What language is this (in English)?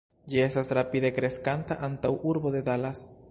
Esperanto